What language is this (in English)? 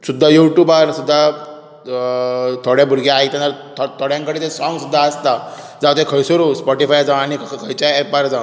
Konkani